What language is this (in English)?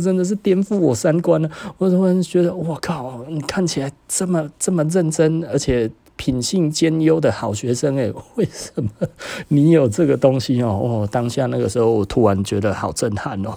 Chinese